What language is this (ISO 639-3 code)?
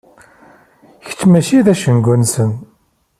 kab